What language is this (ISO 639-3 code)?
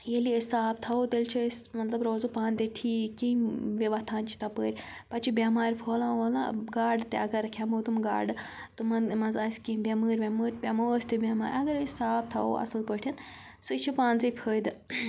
kas